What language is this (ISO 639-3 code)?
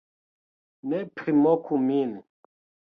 epo